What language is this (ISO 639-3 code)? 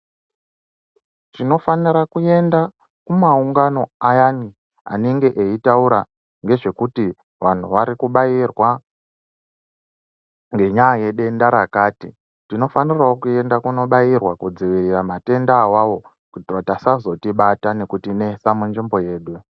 ndc